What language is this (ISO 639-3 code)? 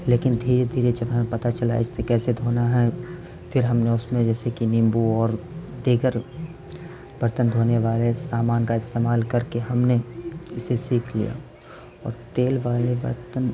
urd